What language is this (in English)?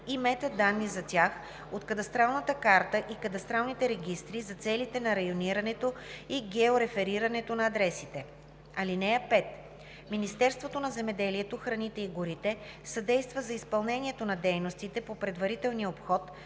Bulgarian